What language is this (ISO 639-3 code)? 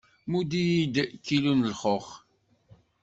kab